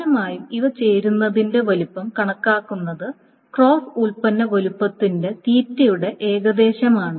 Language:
Malayalam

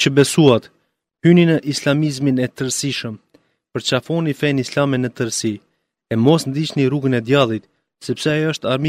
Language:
Greek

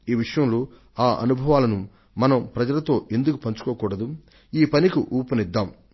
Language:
Telugu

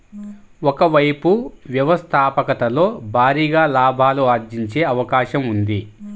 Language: Telugu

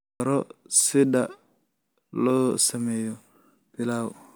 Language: Somali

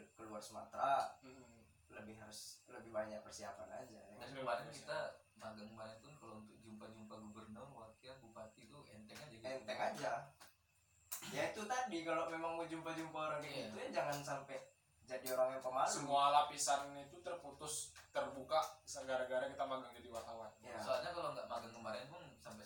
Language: Indonesian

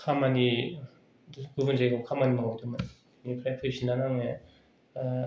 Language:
Bodo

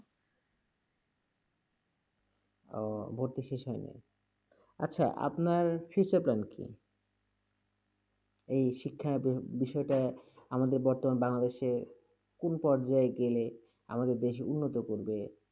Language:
Bangla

